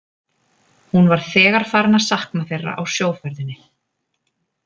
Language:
Icelandic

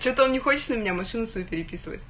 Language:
Russian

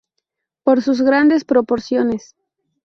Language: Spanish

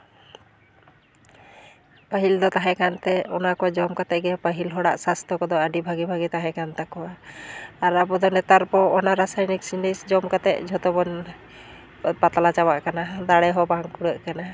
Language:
Santali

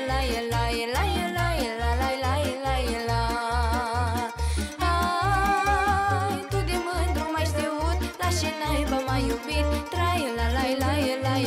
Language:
Romanian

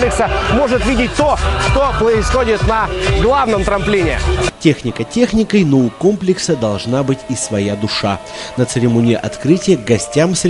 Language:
Russian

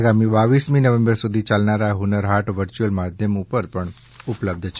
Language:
Gujarati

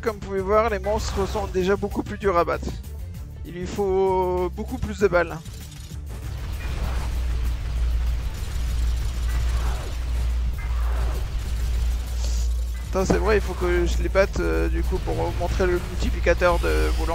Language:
French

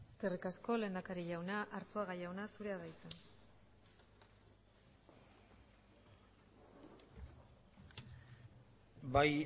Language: Basque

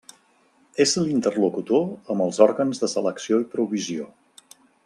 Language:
Catalan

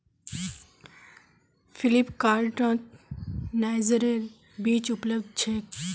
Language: Magahi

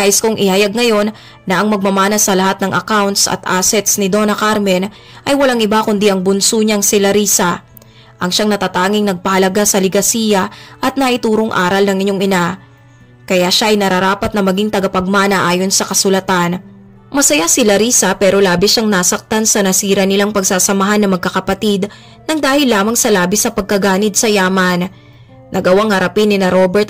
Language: Filipino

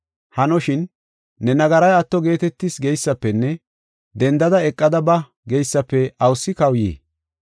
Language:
Gofa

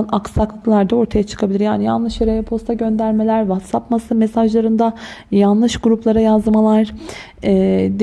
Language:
Turkish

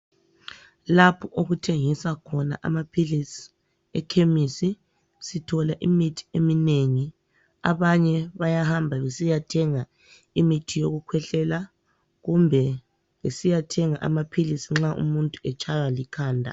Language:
North Ndebele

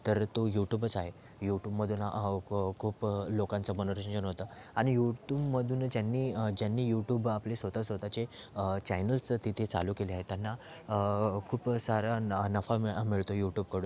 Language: Marathi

